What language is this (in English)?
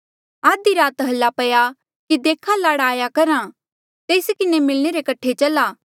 Mandeali